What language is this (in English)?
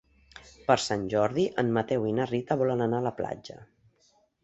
Catalan